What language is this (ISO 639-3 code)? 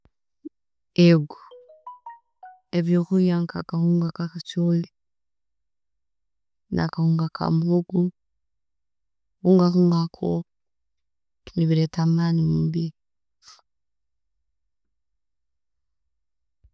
ttj